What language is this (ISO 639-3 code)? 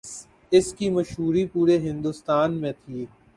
urd